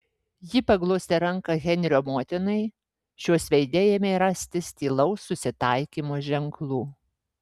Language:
Lithuanian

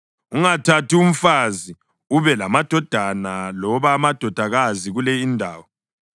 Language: North Ndebele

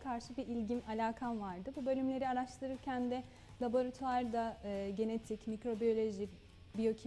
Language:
Turkish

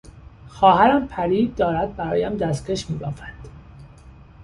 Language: Persian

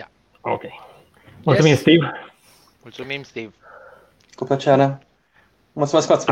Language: Romanian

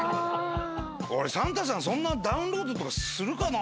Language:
Japanese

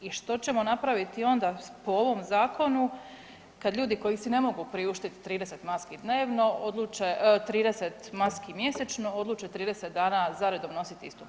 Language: Croatian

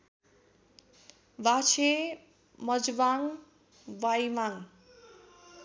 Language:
Nepali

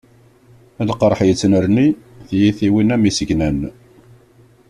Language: Kabyle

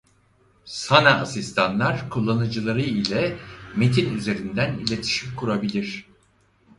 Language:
Turkish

